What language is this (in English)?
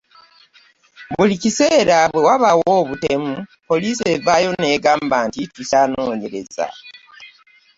Ganda